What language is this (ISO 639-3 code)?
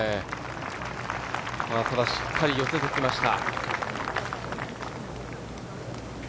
jpn